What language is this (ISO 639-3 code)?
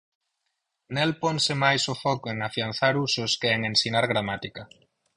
glg